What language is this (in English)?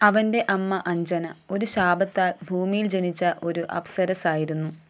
Malayalam